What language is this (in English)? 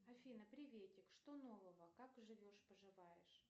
Russian